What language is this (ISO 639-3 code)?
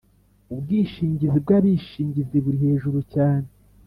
kin